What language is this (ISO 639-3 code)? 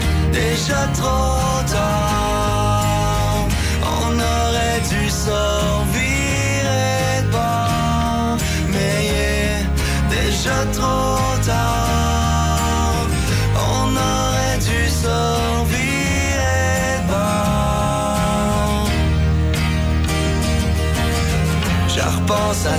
fra